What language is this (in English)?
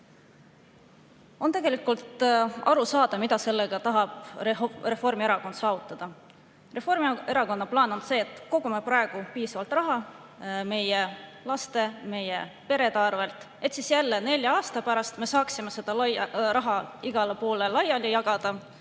Estonian